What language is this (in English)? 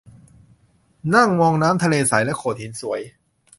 Thai